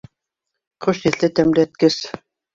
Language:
Bashkir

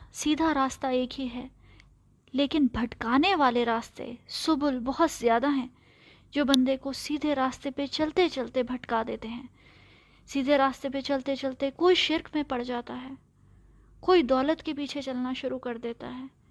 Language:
Urdu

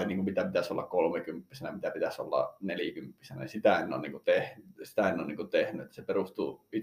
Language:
Finnish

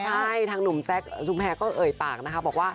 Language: Thai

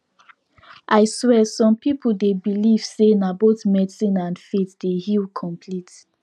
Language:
Nigerian Pidgin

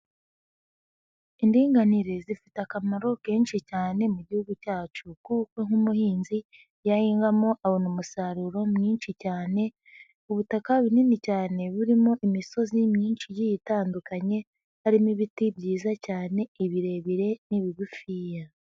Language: Kinyarwanda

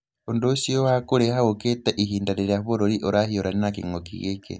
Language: Kikuyu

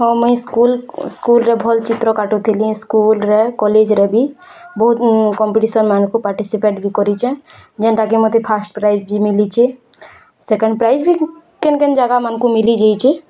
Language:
Odia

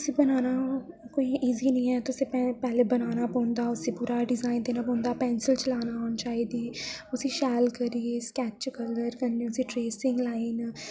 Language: Dogri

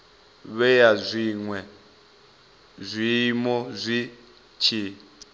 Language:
Venda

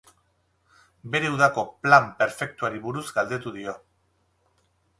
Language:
Basque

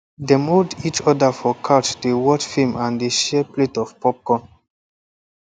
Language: Nigerian Pidgin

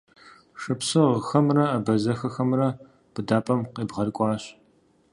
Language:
Kabardian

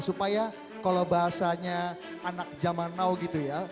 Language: Indonesian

